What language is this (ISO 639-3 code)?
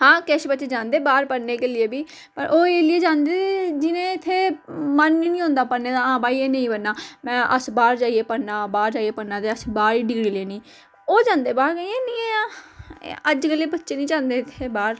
doi